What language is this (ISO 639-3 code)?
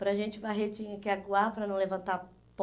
por